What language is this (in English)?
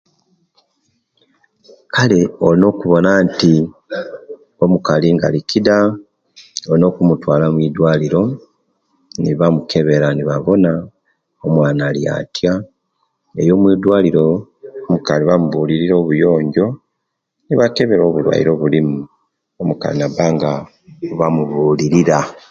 Kenyi